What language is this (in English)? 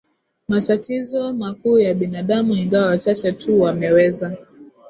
Swahili